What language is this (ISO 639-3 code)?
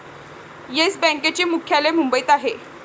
mar